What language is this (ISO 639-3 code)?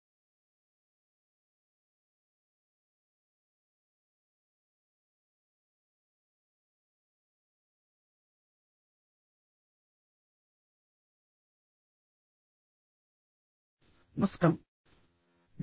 tel